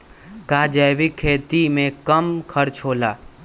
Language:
Magahi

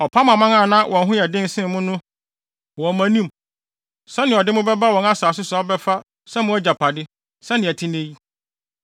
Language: Akan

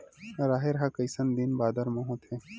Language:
Chhattisgarhi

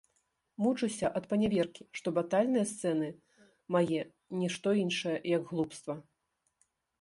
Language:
Belarusian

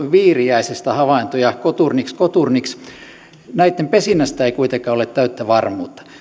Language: Finnish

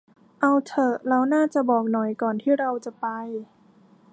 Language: Thai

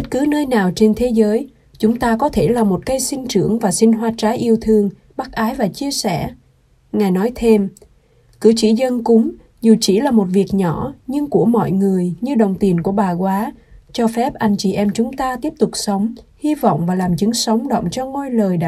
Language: Vietnamese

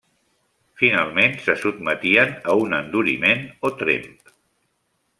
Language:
Catalan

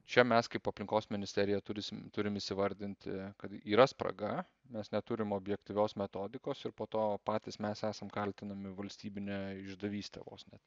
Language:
Lithuanian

